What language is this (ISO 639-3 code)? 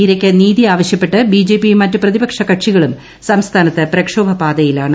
mal